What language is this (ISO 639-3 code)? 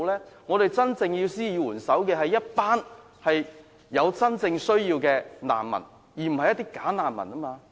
yue